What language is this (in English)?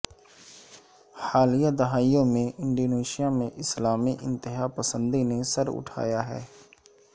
Urdu